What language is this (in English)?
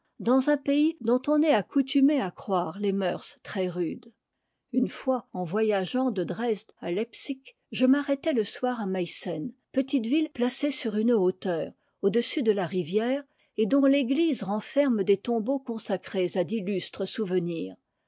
French